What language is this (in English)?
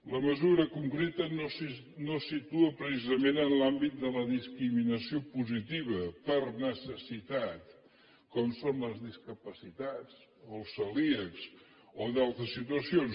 Catalan